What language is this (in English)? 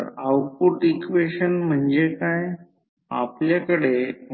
Marathi